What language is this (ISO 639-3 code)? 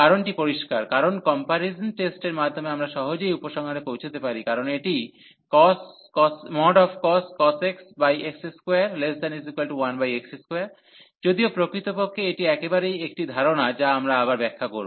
ben